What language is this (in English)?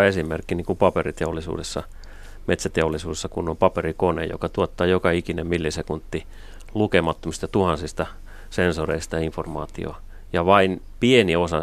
Finnish